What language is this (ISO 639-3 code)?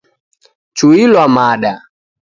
dav